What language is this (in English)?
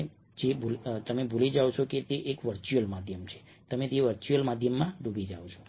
Gujarati